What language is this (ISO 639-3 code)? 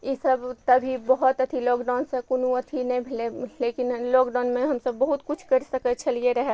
mai